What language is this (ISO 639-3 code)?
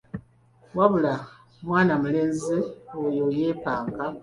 lug